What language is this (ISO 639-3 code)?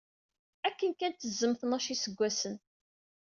kab